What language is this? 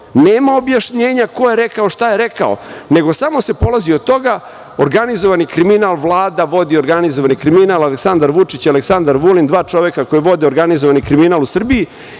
Serbian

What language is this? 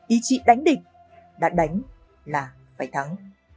Vietnamese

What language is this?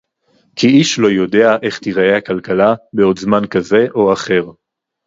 Hebrew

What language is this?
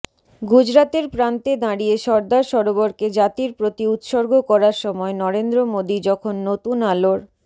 Bangla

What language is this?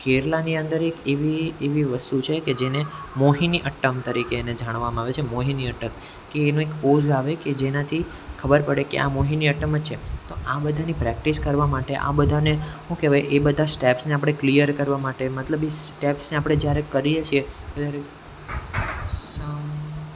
Gujarati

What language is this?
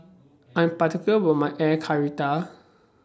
English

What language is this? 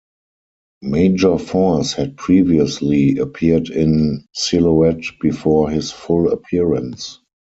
English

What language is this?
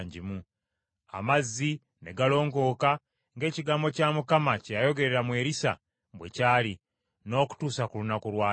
Ganda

